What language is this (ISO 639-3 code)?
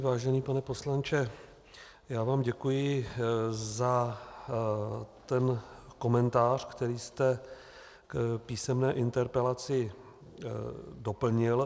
ces